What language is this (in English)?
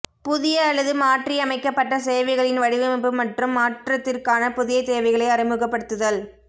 Tamil